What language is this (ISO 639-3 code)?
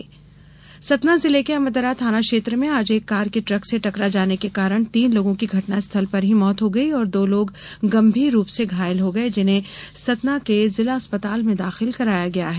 hin